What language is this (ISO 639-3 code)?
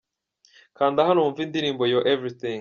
kin